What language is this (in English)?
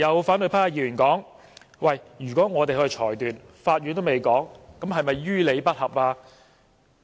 Cantonese